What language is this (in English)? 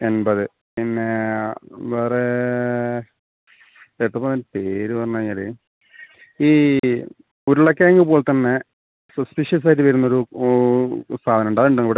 Malayalam